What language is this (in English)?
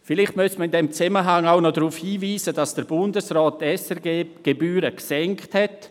Swiss German